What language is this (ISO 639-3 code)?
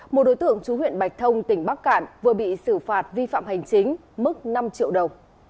vie